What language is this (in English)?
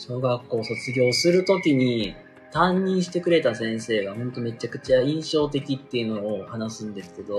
Japanese